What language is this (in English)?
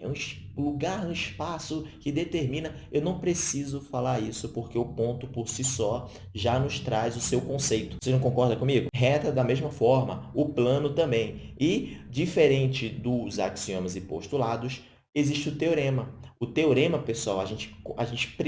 Portuguese